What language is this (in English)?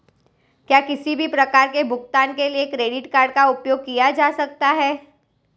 Hindi